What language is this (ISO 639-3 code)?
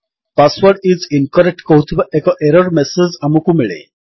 ori